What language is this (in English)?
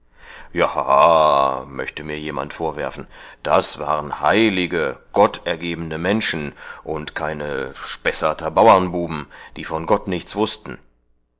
German